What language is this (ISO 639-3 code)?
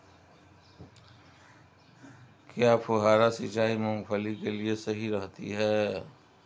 hin